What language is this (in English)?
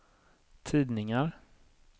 Swedish